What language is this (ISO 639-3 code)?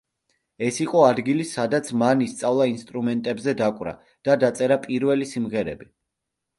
kat